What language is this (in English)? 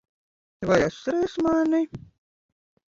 Latvian